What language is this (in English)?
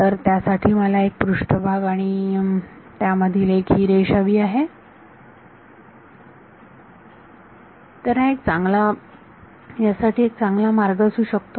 Marathi